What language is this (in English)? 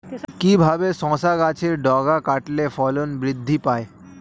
Bangla